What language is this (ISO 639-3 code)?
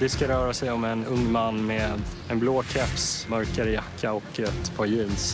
swe